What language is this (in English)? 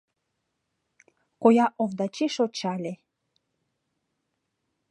Mari